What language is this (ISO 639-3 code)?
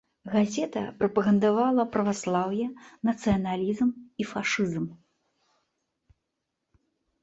bel